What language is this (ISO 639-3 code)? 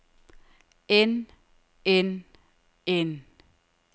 dan